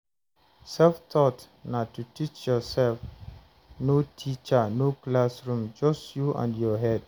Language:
Nigerian Pidgin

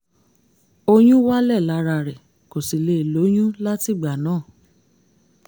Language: Yoruba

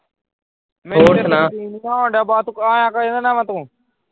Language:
Punjabi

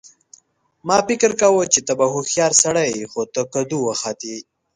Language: Pashto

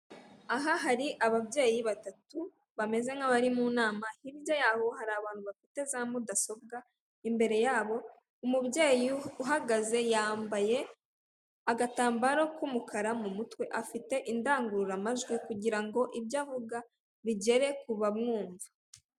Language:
Kinyarwanda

